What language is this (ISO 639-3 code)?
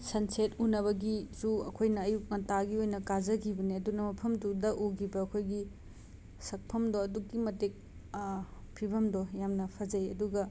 mni